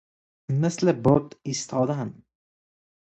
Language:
Persian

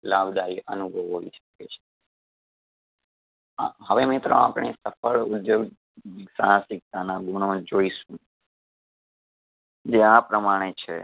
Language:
Gujarati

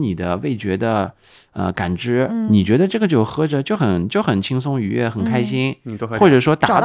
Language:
Chinese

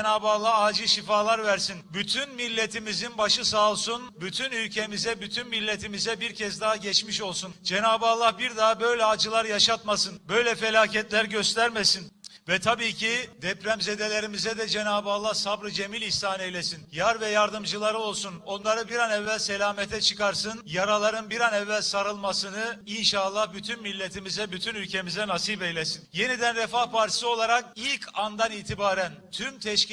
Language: Turkish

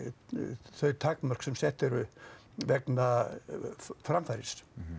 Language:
Icelandic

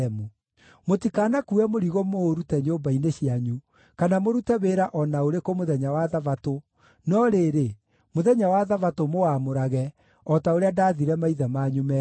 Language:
Kikuyu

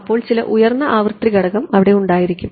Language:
Malayalam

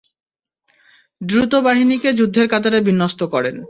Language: Bangla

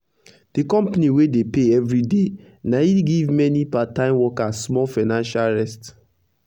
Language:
Nigerian Pidgin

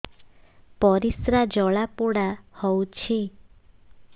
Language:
Odia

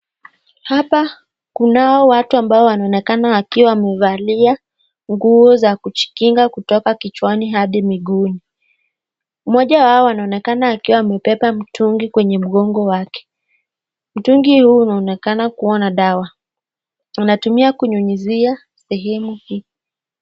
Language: Swahili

